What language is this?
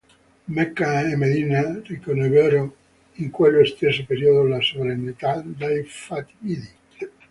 Italian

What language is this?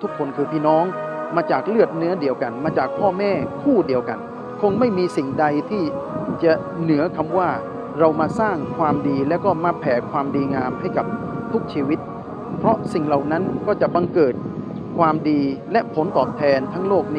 Malay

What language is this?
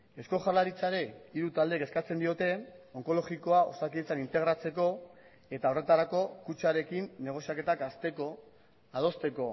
Basque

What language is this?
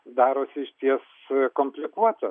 Lithuanian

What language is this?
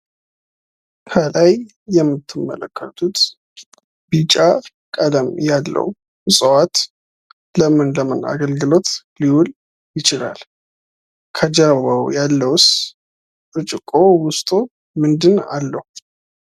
Amharic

